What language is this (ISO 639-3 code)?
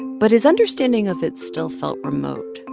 eng